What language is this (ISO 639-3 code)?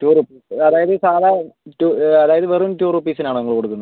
mal